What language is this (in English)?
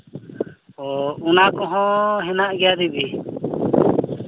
Santali